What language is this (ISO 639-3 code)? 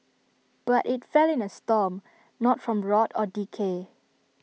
eng